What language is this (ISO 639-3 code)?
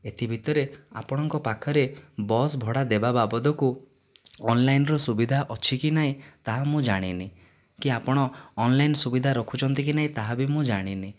ori